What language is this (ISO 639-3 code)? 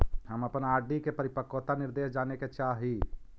mag